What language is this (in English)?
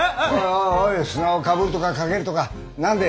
Japanese